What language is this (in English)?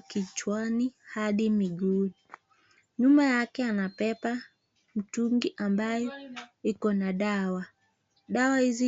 Swahili